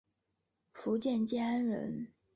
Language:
Chinese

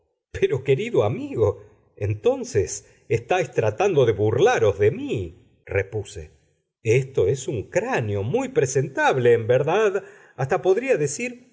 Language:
Spanish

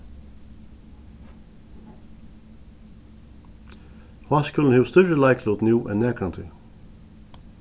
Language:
Faroese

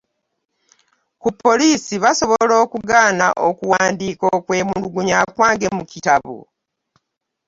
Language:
Ganda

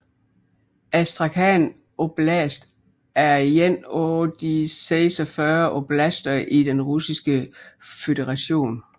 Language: Danish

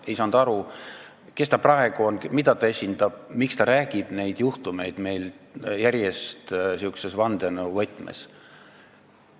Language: Estonian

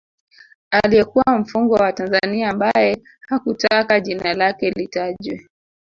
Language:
Swahili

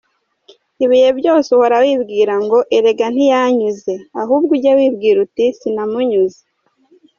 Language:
Kinyarwanda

